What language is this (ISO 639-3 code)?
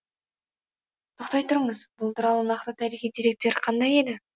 kaz